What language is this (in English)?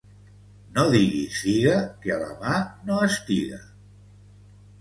Catalan